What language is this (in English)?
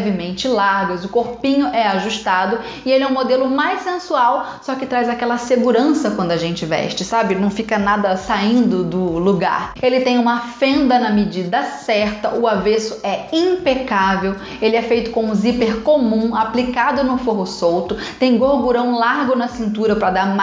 Portuguese